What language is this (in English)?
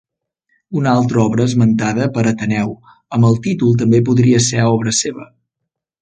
Catalan